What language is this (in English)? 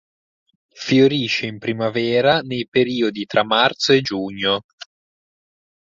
Italian